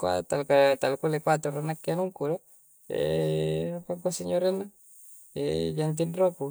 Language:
Coastal Konjo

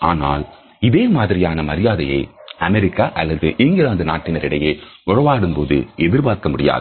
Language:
Tamil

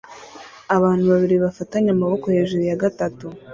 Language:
Kinyarwanda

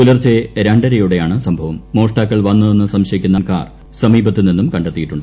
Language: Malayalam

